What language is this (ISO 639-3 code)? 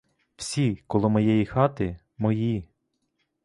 ukr